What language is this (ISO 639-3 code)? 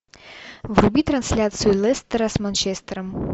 rus